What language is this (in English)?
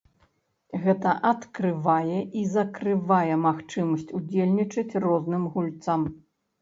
Belarusian